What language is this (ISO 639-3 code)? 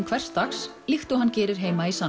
isl